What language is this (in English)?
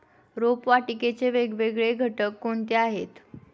Marathi